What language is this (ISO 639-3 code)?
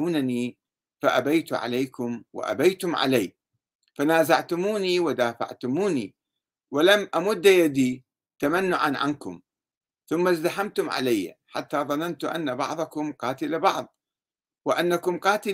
ara